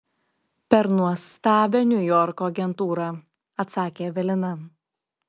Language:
Lithuanian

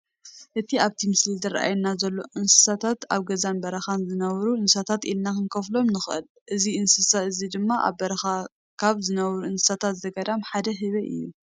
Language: Tigrinya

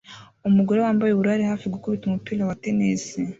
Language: Kinyarwanda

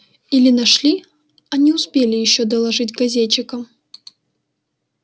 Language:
Russian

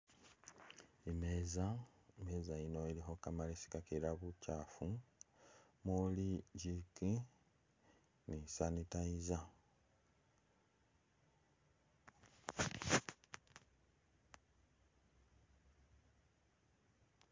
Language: Masaaba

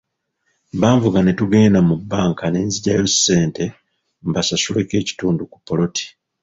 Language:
Ganda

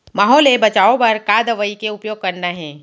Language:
Chhattisgarhi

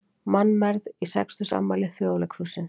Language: Icelandic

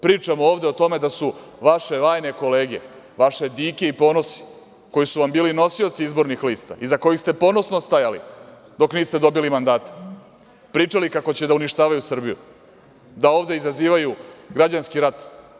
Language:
Serbian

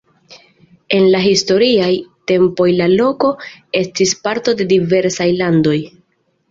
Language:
Esperanto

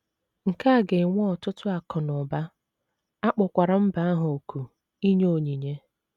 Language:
Igbo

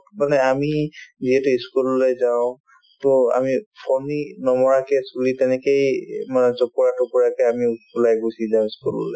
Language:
Assamese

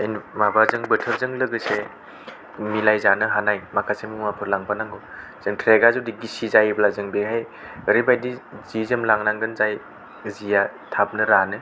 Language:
Bodo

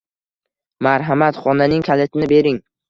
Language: Uzbek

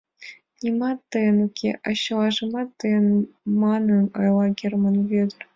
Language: Mari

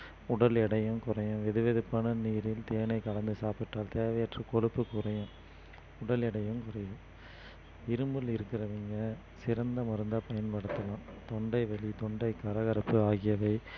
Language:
Tamil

